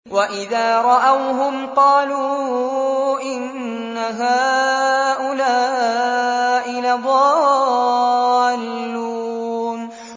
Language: Arabic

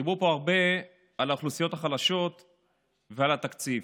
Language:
Hebrew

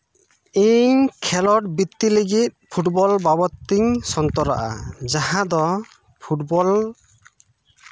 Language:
Santali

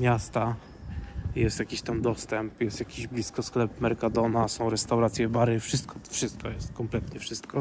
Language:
Polish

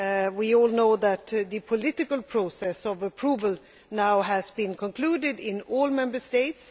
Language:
English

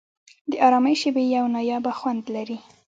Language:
Pashto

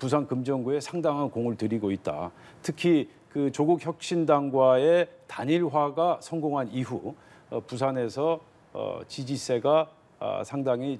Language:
Korean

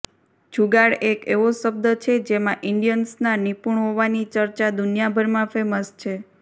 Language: Gujarati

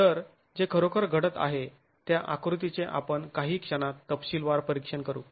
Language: Marathi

